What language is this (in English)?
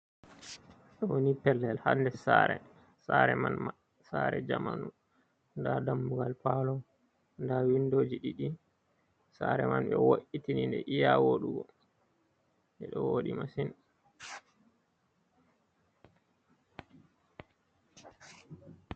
Fula